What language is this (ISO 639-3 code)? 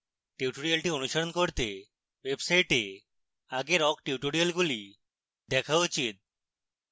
ben